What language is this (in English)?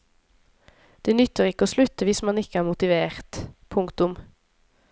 Norwegian